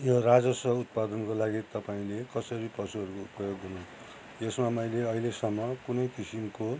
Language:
Nepali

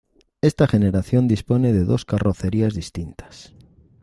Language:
Spanish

